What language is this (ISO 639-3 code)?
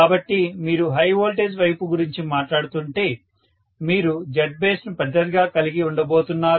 tel